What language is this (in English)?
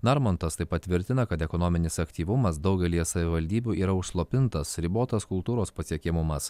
Lithuanian